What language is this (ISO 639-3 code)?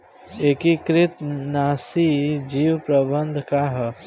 bho